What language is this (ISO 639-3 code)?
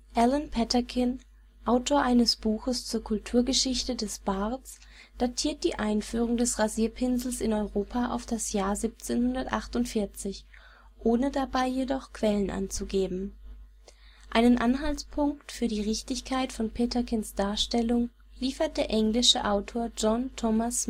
deu